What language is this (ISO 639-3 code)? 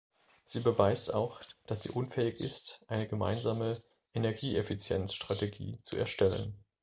deu